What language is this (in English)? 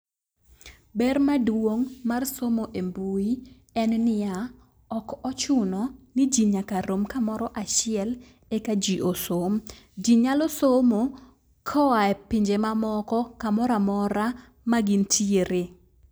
Luo (Kenya and Tanzania)